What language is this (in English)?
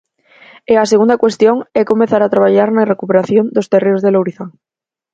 Galician